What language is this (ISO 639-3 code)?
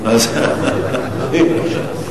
heb